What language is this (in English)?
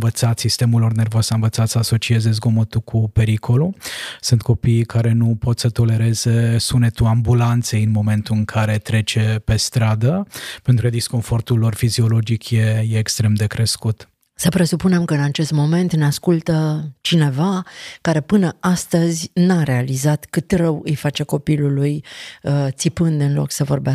Romanian